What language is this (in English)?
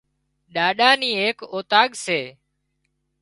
Wadiyara Koli